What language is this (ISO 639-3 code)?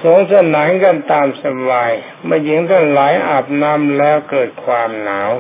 tha